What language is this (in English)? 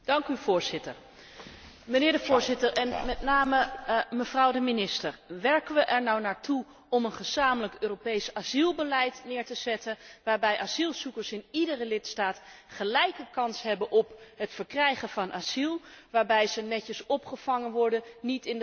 Dutch